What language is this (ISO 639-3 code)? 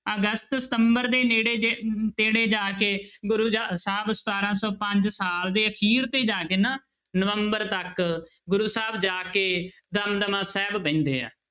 pan